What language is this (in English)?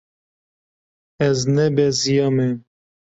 Kurdish